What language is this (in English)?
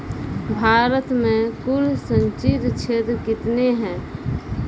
Maithili